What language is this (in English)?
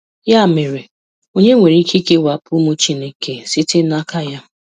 Igbo